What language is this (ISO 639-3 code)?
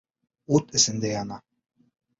bak